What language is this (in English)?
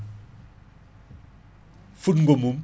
Fula